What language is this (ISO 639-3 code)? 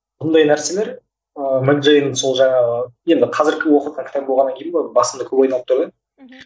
kaz